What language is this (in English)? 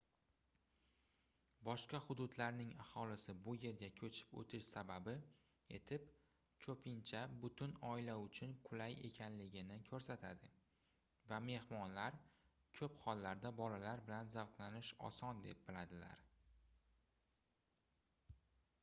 Uzbek